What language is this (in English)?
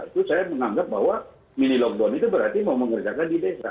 Indonesian